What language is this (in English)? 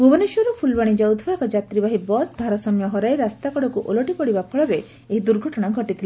Odia